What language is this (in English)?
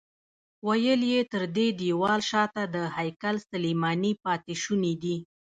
Pashto